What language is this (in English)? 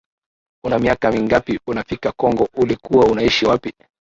Swahili